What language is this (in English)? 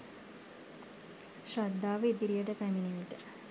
Sinhala